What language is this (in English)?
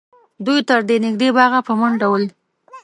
Pashto